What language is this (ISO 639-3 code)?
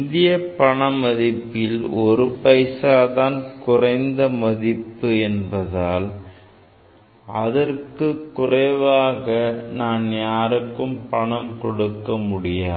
tam